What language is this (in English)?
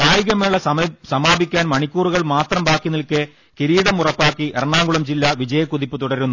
Malayalam